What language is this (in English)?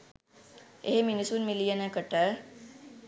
Sinhala